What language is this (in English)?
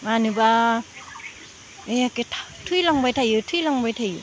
Bodo